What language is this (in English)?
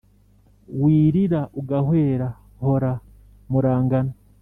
Kinyarwanda